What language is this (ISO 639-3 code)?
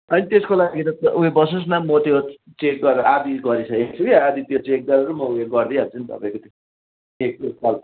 nep